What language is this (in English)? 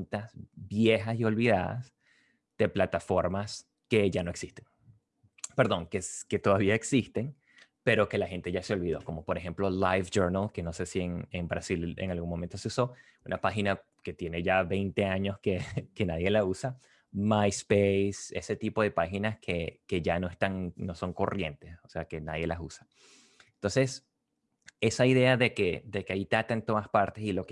Spanish